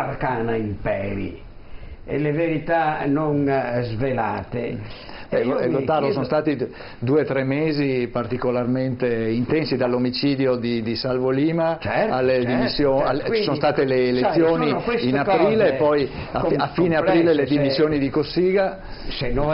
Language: Italian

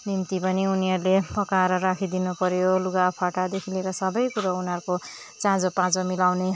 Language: Nepali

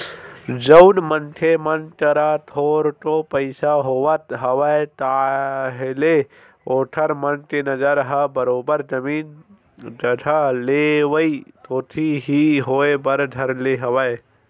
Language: Chhattisgarhi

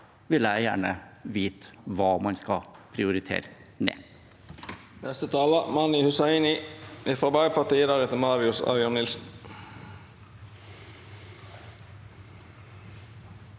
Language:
Norwegian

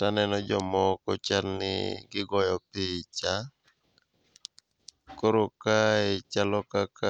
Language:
Luo (Kenya and Tanzania)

